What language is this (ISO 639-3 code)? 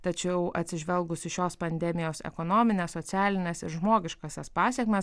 lit